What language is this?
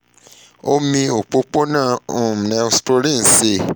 Yoruba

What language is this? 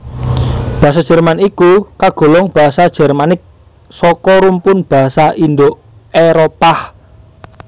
Javanese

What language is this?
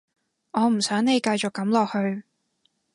Cantonese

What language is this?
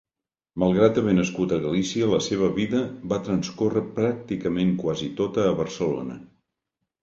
Catalan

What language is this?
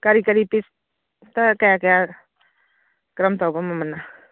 Manipuri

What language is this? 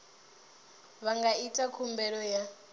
Venda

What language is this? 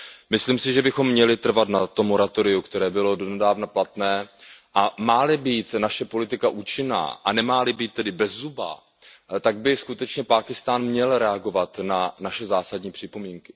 Czech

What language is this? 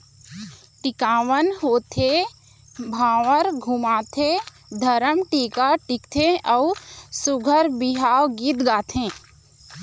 Chhattisgarhi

